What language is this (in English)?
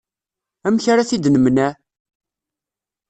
Kabyle